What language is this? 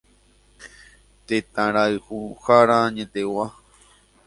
Guarani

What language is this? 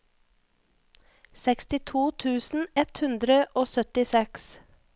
Norwegian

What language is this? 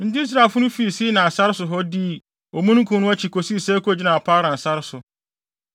Akan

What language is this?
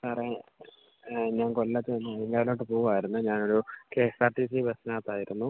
Malayalam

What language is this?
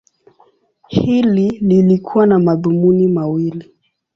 Swahili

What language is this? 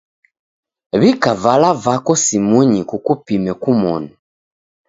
Taita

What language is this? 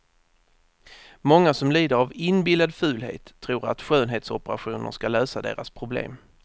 Swedish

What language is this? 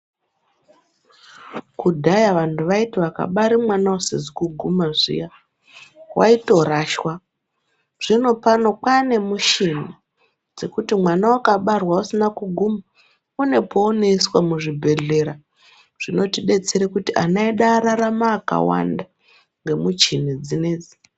Ndau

